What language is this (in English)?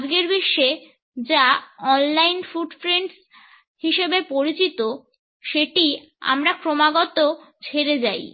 Bangla